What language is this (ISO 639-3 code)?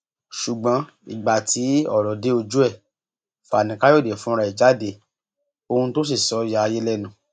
yor